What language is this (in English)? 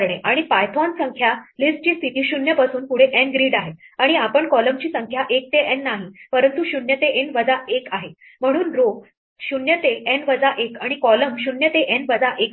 Marathi